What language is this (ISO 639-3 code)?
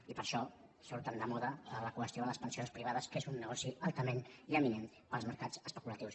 cat